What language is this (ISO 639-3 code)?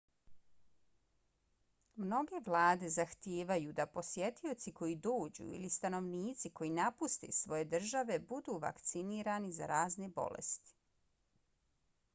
bos